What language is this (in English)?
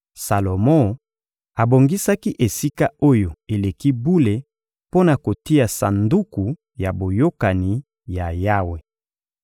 Lingala